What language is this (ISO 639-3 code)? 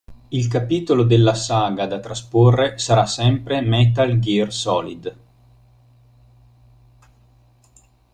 ita